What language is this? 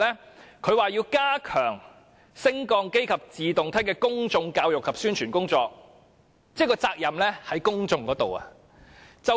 Cantonese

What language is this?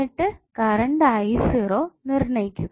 Malayalam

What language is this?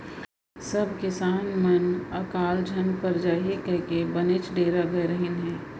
Chhattisgarhi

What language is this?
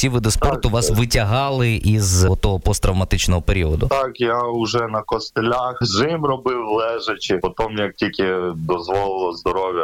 Ukrainian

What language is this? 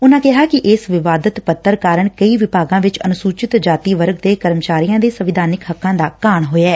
Punjabi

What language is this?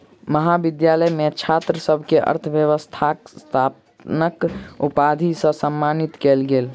Maithili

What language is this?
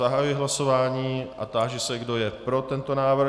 Czech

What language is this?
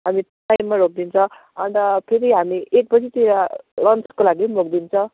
Nepali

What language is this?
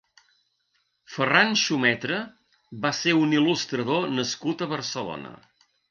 Catalan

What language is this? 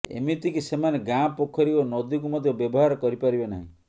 Odia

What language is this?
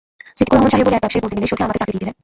Bangla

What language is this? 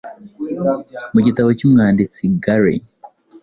Kinyarwanda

